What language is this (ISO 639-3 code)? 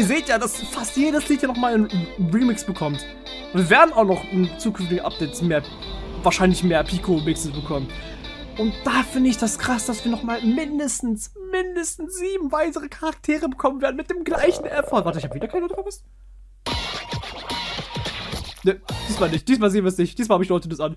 deu